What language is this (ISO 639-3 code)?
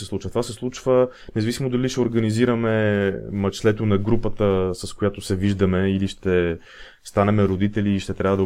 bul